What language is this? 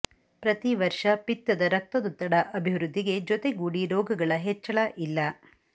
Kannada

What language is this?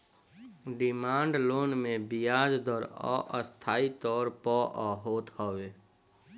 Bhojpuri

